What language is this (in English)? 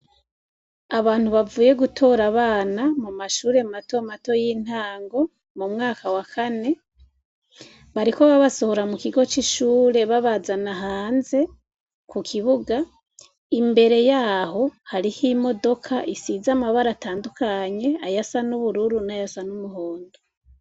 Rundi